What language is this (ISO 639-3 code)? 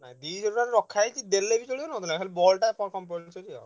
ori